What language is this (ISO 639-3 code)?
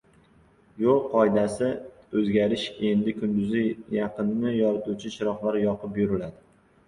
uzb